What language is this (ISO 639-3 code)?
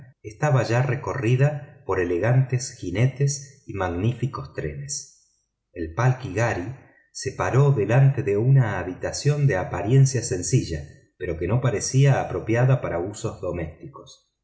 spa